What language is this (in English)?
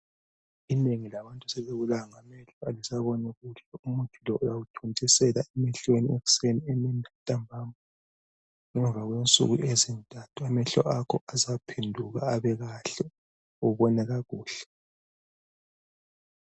North Ndebele